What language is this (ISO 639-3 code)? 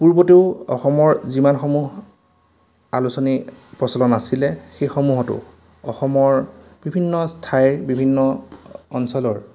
asm